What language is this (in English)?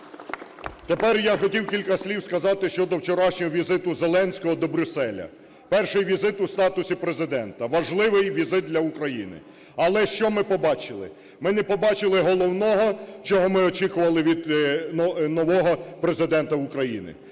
Ukrainian